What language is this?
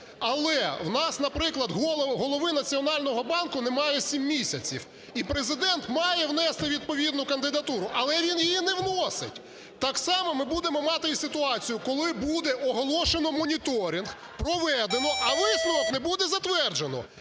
Ukrainian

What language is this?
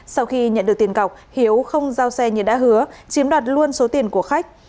Vietnamese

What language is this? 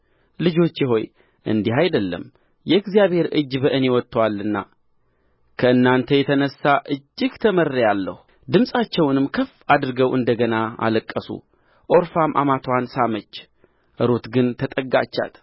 Amharic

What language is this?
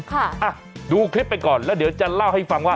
Thai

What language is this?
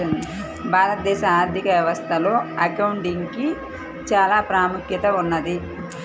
Telugu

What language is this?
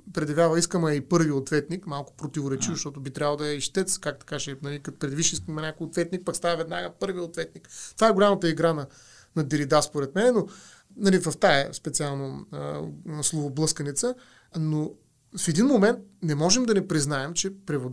Bulgarian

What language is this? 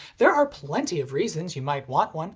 English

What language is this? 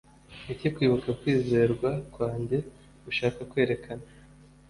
Kinyarwanda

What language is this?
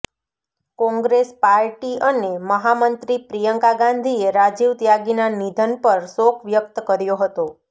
Gujarati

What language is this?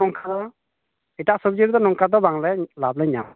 Santali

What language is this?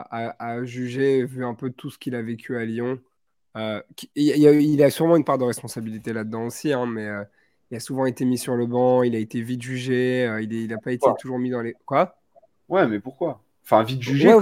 French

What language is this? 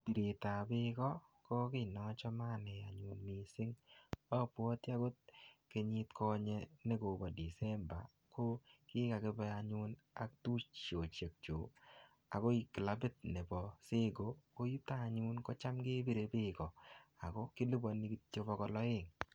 Kalenjin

